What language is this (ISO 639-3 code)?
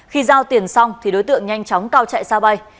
vie